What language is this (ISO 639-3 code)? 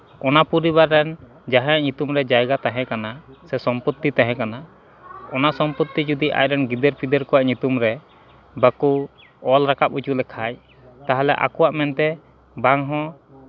sat